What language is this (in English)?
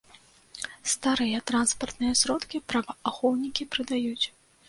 Belarusian